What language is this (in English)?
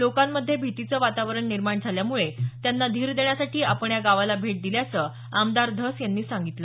Marathi